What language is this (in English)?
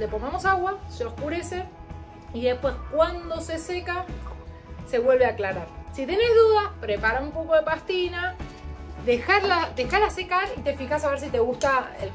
Spanish